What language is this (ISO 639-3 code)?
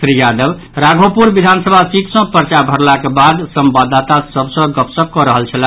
mai